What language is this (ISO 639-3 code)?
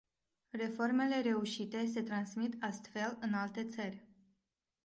ron